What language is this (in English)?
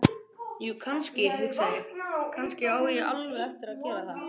Icelandic